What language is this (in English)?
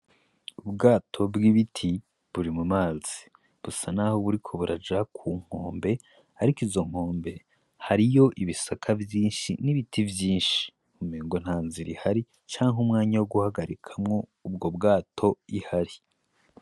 Rundi